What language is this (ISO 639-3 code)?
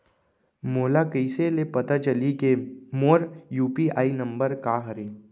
hne